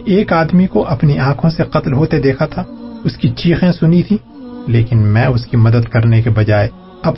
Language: Urdu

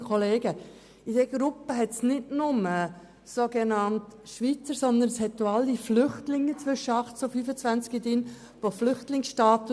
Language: Swiss German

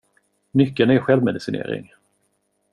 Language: Swedish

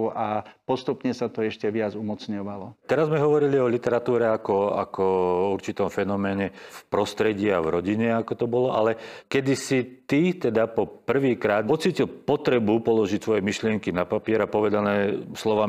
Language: Slovak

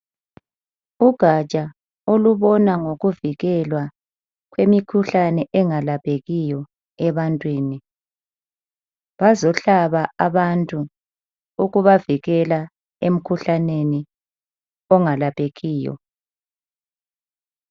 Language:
North Ndebele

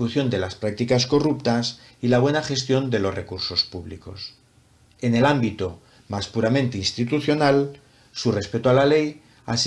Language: Spanish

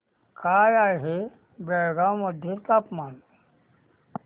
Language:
Marathi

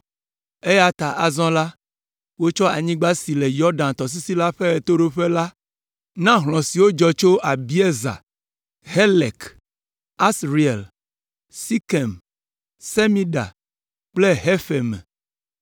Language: Ewe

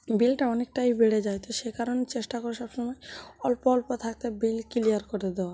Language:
Bangla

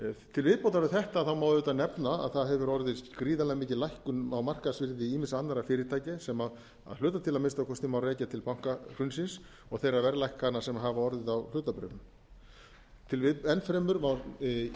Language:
Icelandic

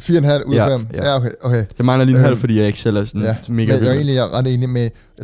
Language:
Danish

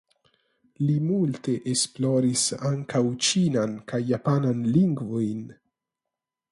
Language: Esperanto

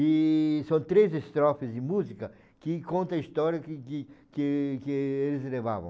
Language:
Portuguese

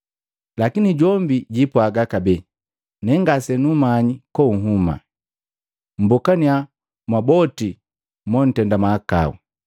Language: Matengo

